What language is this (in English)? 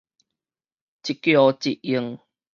Min Nan Chinese